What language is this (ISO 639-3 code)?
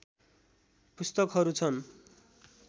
nep